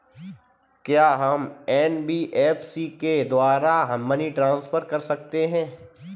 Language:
Hindi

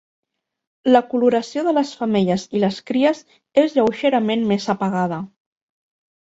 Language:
Catalan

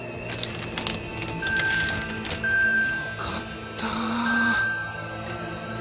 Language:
Japanese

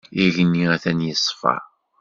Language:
Kabyle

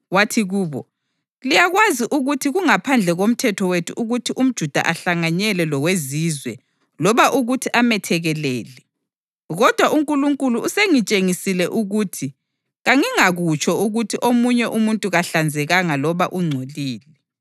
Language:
North Ndebele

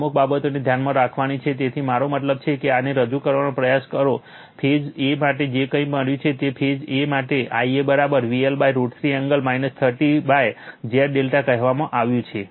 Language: Gujarati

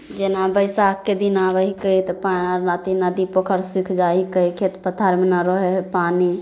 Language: Maithili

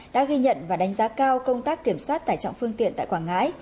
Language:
Vietnamese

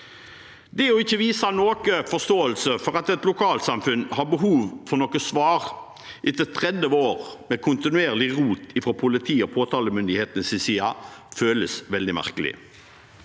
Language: Norwegian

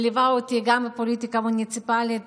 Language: Hebrew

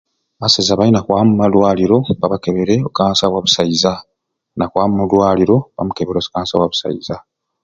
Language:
Ruuli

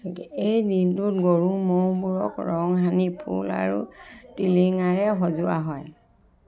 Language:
Assamese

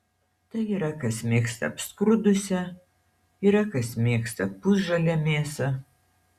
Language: Lithuanian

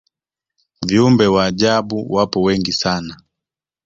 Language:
Swahili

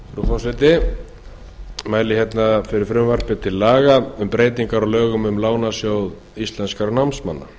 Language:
Icelandic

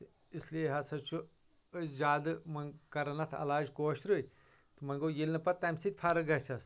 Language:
Kashmiri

